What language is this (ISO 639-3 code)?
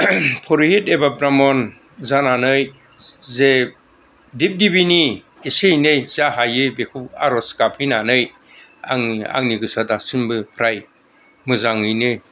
brx